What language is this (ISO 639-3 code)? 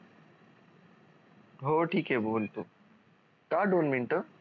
mar